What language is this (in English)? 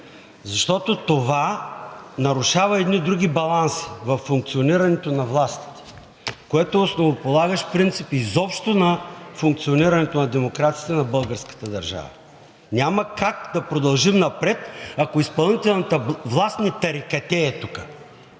Bulgarian